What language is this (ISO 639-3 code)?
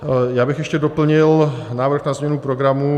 ces